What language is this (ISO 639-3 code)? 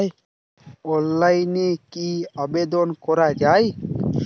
ben